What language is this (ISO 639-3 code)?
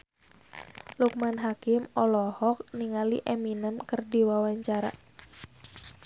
sun